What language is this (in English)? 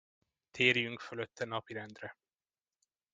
Hungarian